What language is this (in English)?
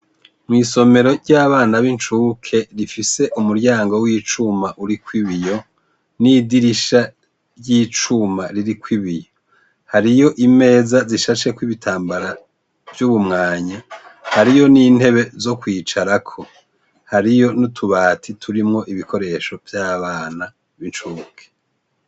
Rundi